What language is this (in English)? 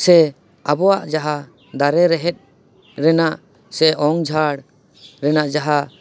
Santali